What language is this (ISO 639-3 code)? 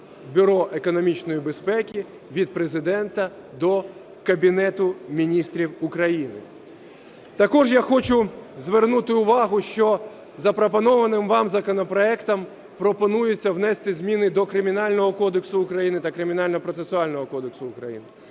ukr